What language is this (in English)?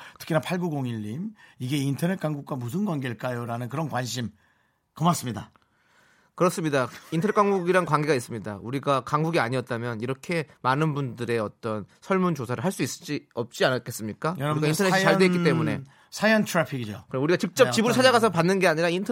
Korean